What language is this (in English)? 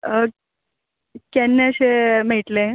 Konkani